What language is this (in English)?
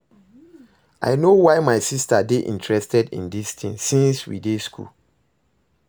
Nigerian Pidgin